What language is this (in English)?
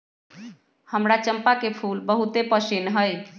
Magahi